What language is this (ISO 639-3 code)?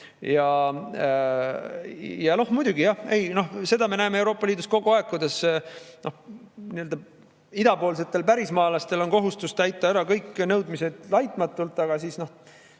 est